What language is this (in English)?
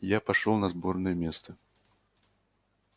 Russian